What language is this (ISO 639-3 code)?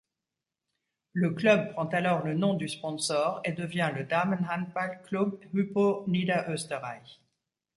fra